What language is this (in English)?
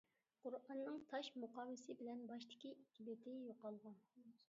Uyghur